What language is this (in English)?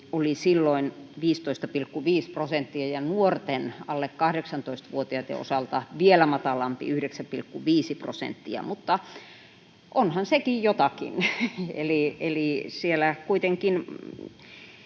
Finnish